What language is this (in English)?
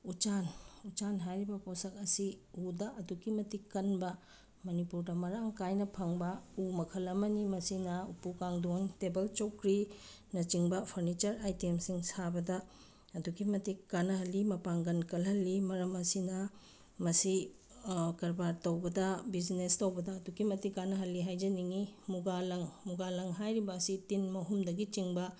Manipuri